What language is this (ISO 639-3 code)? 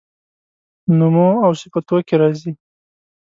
pus